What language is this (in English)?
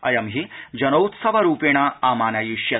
Sanskrit